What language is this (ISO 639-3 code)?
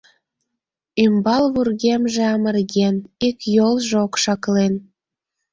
chm